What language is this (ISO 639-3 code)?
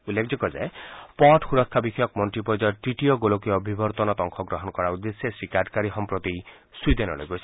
asm